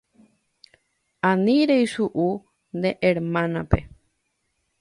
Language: Guarani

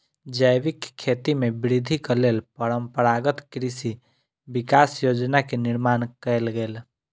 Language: Maithili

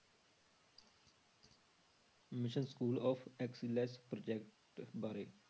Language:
Punjabi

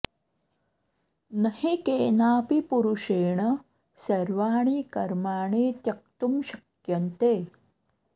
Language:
Sanskrit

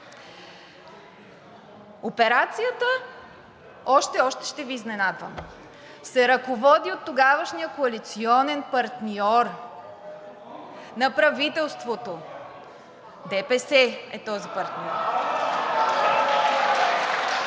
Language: Bulgarian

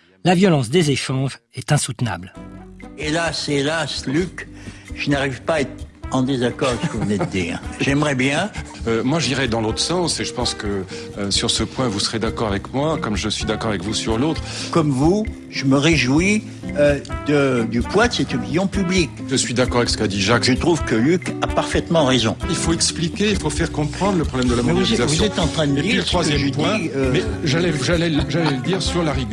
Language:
French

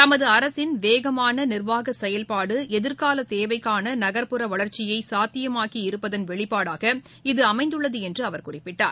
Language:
Tamil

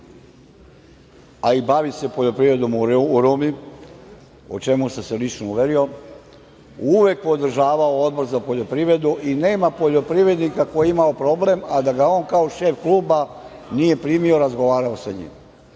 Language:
Serbian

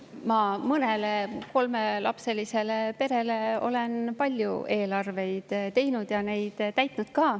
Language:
Estonian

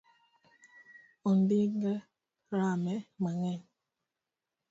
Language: Luo (Kenya and Tanzania)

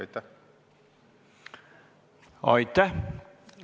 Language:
Estonian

